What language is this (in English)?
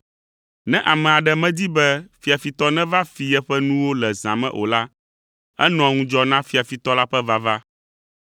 Ewe